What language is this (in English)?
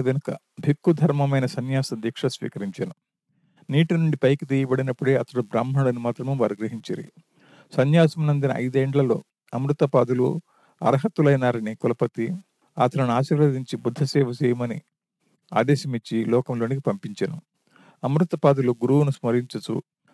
Telugu